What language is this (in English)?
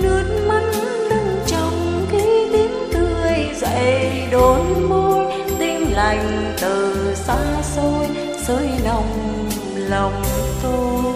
Vietnamese